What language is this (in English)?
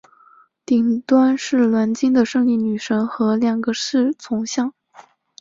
Chinese